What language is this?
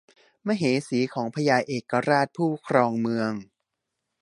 Thai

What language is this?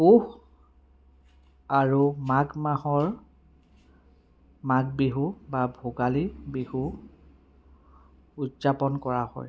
Assamese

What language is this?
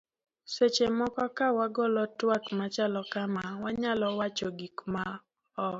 Luo (Kenya and Tanzania)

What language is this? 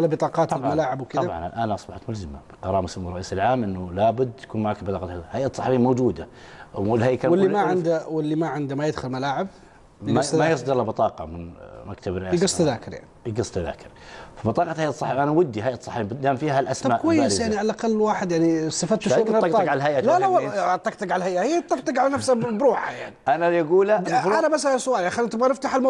Arabic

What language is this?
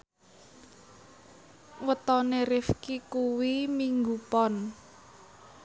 Javanese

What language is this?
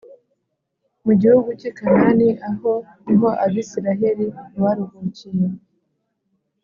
Kinyarwanda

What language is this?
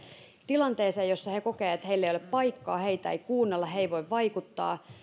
Finnish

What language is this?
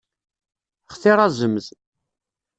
Kabyle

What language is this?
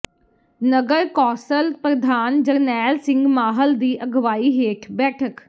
Punjabi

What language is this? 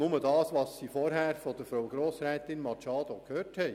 Swiss German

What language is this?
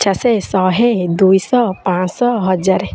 Odia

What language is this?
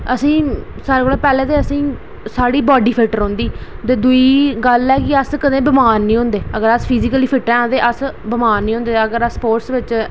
Dogri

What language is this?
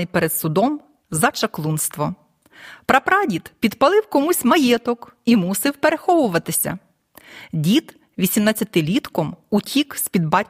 Ukrainian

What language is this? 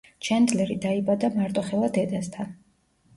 Georgian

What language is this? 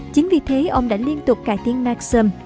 Vietnamese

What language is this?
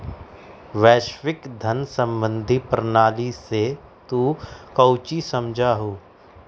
Magahi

